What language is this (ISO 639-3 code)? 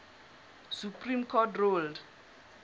sot